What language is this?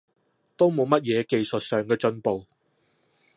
Cantonese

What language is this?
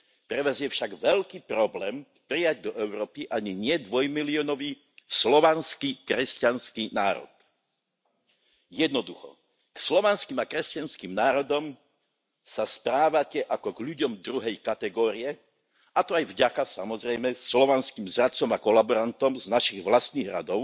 Slovak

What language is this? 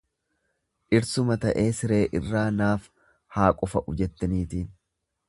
Oromo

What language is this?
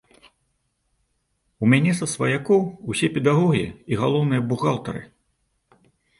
Belarusian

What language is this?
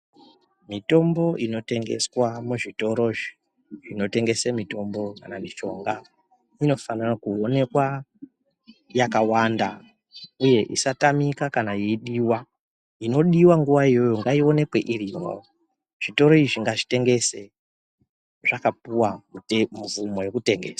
Ndau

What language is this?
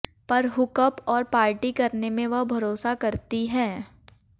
Hindi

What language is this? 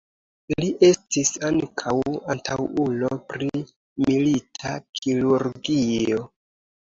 Esperanto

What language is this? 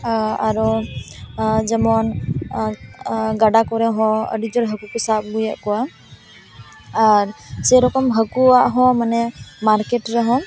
Santali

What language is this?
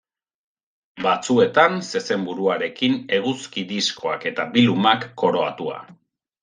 Basque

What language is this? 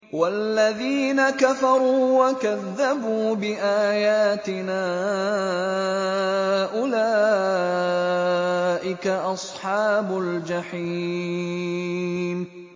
Arabic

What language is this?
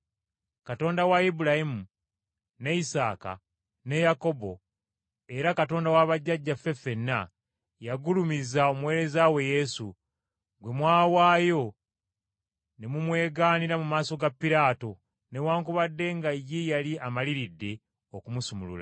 Ganda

